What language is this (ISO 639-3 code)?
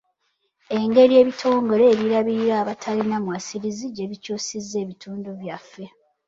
lug